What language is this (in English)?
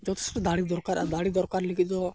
Santali